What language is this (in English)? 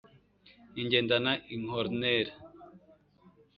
Kinyarwanda